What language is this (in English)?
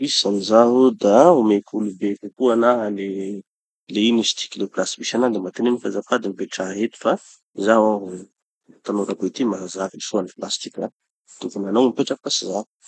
Tanosy Malagasy